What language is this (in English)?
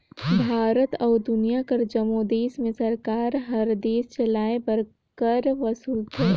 Chhattisgarhi